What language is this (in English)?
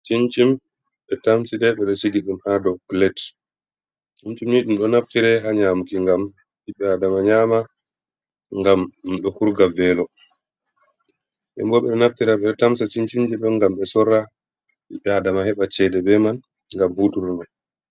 Fula